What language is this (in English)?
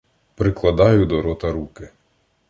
Ukrainian